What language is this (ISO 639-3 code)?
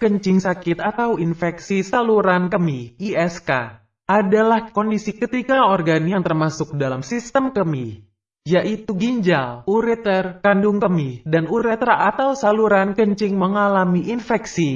ind